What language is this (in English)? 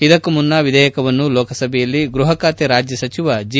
Kannada